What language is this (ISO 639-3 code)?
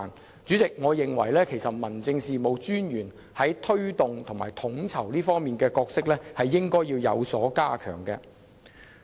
yue